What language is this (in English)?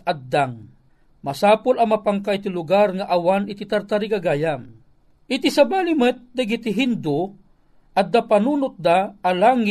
Filipino